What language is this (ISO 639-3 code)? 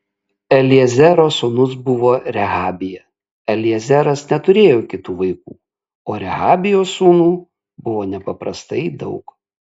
lit